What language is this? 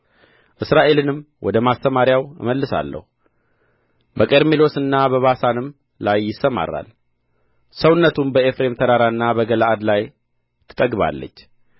Amharic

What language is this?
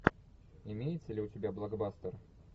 Russian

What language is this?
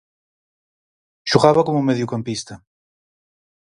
Galician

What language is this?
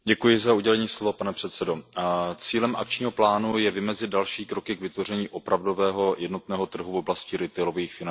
Czech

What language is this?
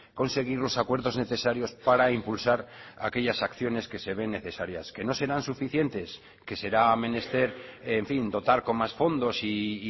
Spanish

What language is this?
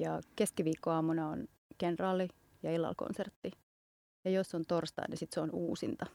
Finnish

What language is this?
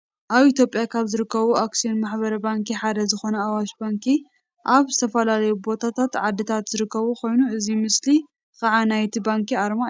Tigrinya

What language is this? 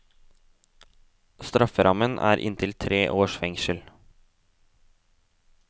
Norwegian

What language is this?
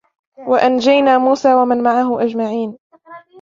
Arabic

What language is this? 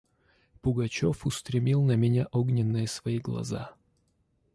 Russian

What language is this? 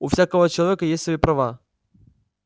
Russian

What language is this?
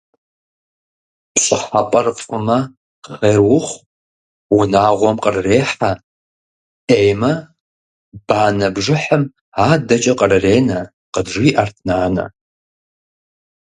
Kabardian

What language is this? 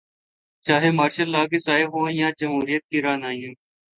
Urdu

